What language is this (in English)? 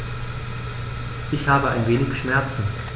German